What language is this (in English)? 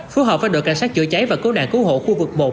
Vietnamese